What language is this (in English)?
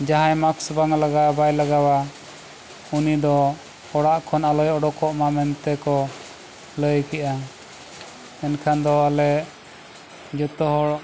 Santali